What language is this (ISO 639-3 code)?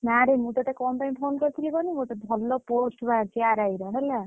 ori